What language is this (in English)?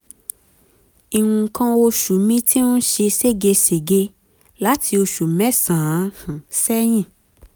Yoruba